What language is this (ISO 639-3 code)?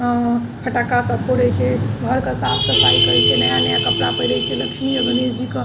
mai